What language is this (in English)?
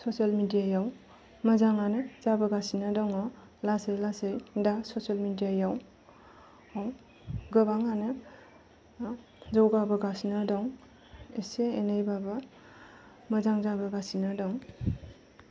Bodo